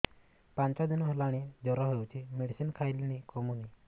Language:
Odia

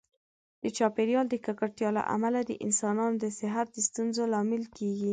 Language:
Pashto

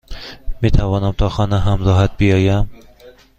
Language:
Persian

